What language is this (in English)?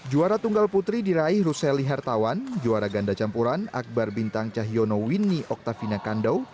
Indonesian